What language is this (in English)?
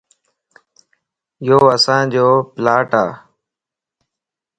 Lasi